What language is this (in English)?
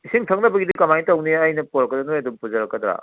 Manipuri